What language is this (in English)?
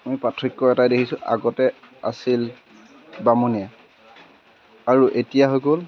Assamese